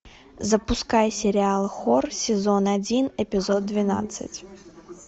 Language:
Russian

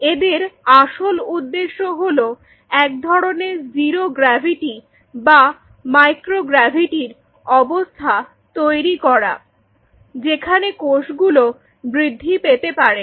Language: Bangla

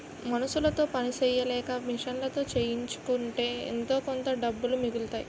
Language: Telugu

